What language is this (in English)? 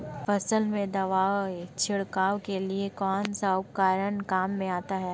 Hindi